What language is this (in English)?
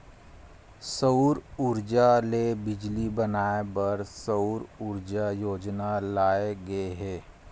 Chhattisgarhi